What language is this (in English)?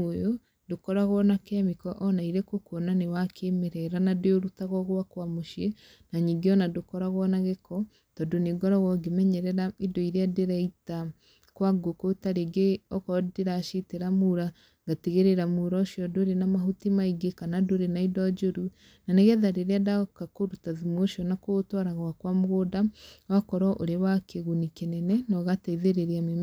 Kikuyu